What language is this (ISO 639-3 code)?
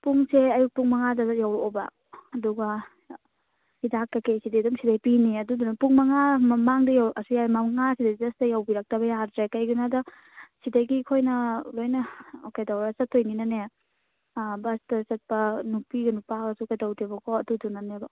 mni